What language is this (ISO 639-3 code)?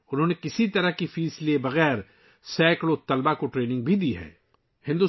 urd